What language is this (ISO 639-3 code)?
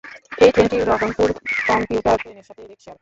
ben